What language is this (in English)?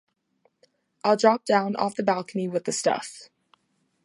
English